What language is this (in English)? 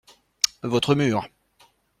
French